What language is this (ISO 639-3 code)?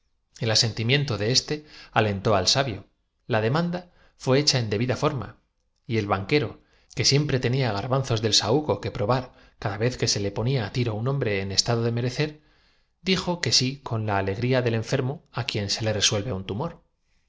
spa